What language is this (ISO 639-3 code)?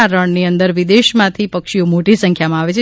guj